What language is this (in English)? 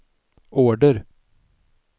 Swedish